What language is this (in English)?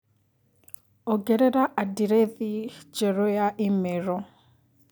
Kikuyu